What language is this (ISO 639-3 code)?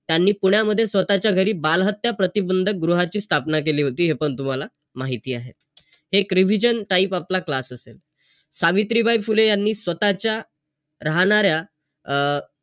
mar